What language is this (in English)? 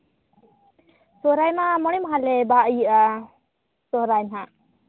Santali